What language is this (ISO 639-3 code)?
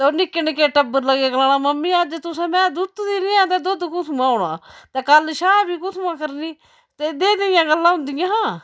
doi